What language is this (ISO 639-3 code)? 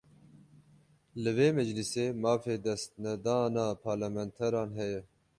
kur